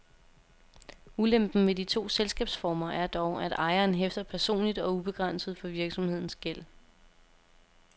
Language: Danish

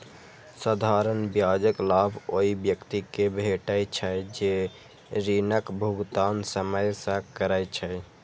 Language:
Maithili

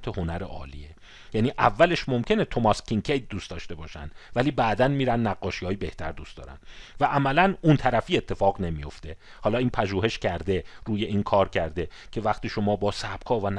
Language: Persian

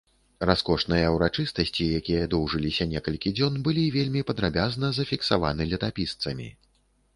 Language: Belarusian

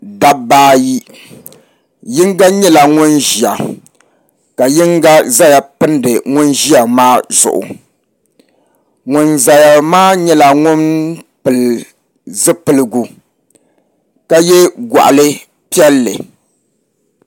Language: Dagbani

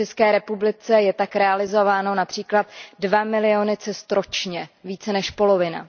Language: Czech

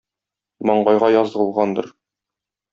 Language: Tatar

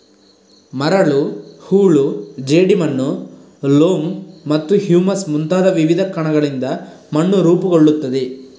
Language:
Kannada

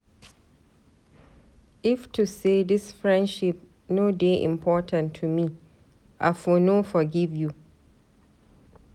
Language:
Nigerian Pidgin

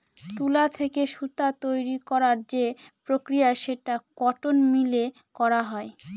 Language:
Bangla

